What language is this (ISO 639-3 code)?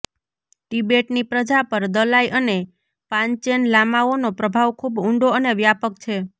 guj